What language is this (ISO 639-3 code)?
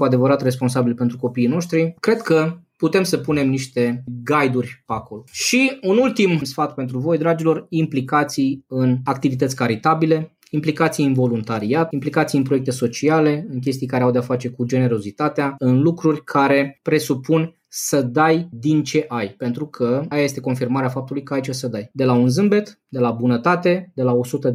ron